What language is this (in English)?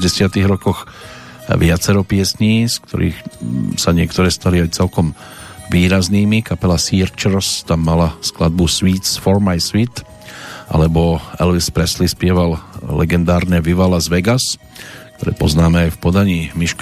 Slovak